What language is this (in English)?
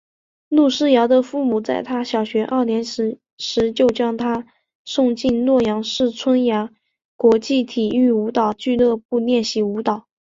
Chinese